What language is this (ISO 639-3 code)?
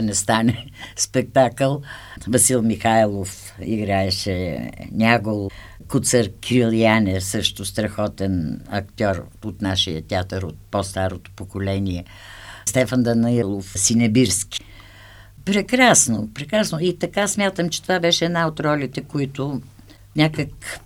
bul